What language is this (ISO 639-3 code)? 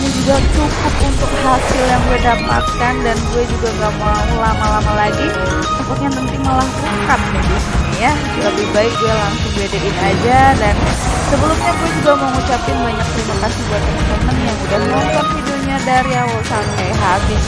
ind